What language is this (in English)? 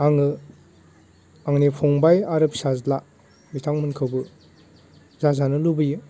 Bodo